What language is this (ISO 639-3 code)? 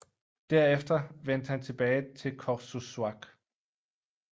dan